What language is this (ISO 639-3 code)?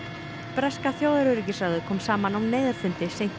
isl